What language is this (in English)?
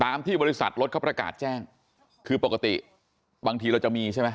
Thai